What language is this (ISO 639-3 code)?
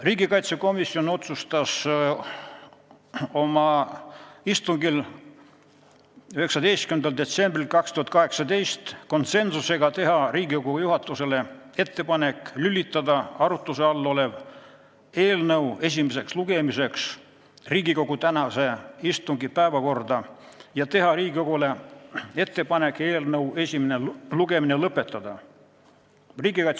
est